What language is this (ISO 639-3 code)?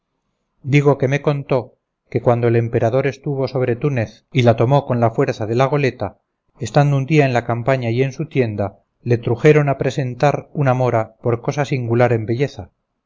spa